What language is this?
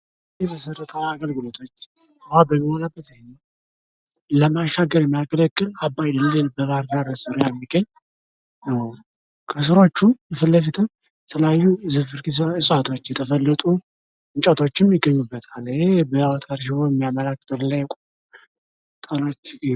Amharic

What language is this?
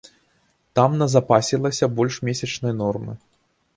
Belarusian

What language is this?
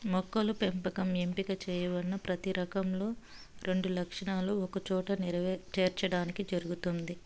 Telugu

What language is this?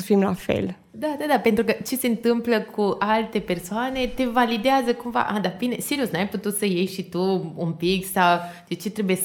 Romanian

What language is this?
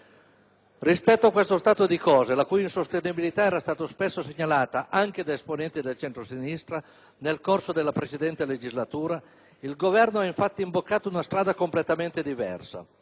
Italian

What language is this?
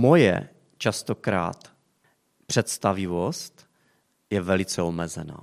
Czech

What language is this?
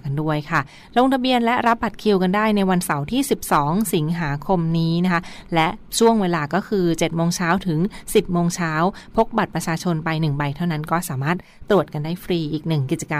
Thai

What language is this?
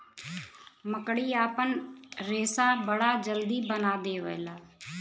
Bhojpuri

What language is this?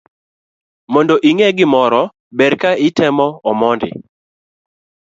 Luo (Kenya and Tanzania)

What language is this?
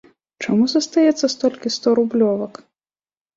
Belarusian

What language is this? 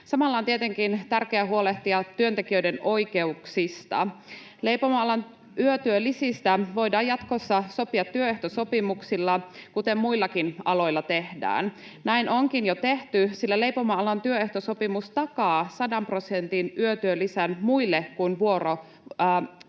Finnish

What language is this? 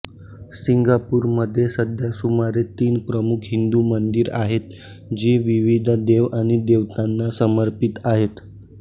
Marathi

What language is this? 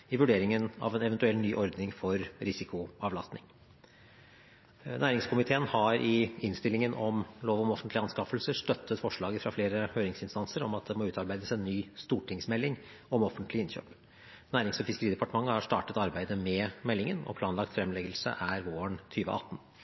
Norwegian Bokmål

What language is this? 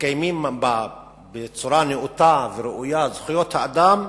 Hebrew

